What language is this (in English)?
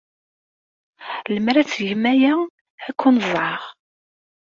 Kabyle